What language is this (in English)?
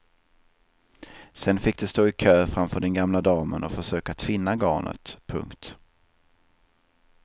Swedish